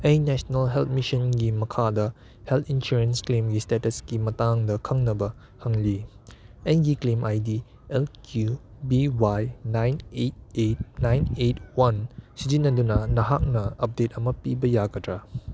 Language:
Manipuri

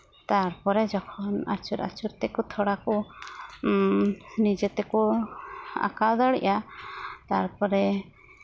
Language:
Santali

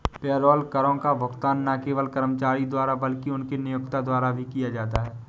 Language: Hindi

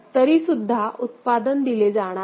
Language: Marathi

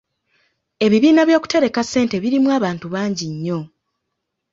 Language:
Ganda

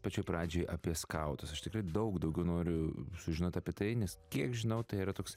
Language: Lithuanian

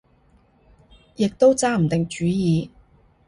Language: Cantonese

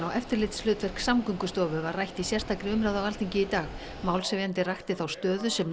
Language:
Icelandic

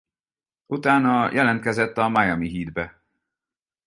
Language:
Hungarian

